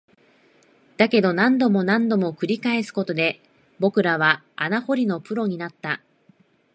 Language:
Japanese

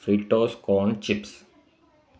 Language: Sindhi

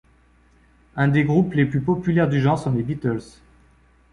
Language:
French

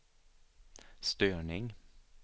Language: Swedish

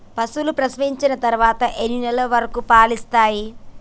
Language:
Telugu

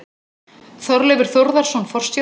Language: Icelandic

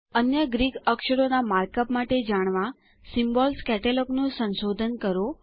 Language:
Gujarati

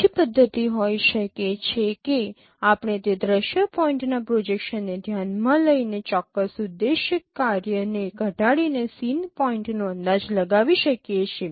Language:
Gujarati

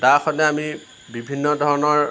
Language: Assamese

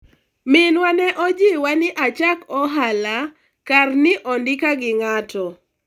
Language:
Luo (Kenya and Tanzania)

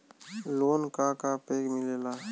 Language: Bhojpuri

